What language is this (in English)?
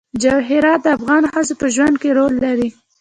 Pashto